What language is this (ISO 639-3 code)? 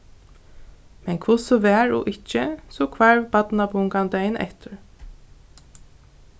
fao